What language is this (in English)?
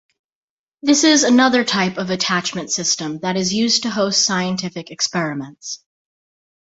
English